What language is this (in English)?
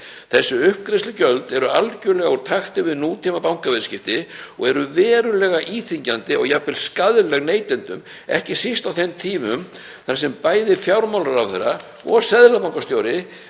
Icelandic